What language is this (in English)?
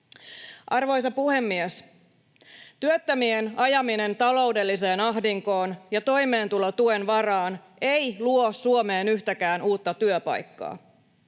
Finnish